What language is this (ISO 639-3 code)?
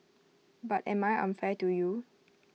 eng